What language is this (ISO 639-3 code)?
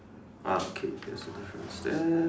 eng